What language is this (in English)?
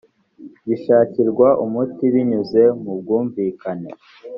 Kinyarwanda